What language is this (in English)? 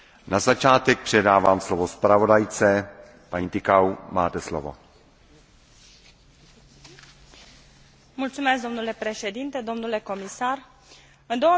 Romanian